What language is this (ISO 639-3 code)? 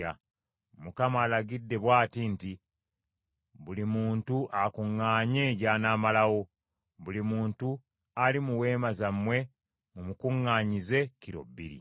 lug